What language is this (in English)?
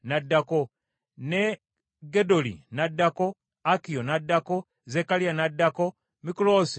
Ganda